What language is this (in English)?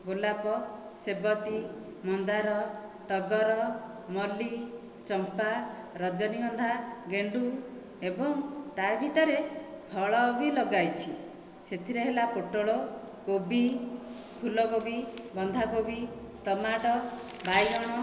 Odia